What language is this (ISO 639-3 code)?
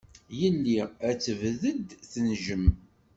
kab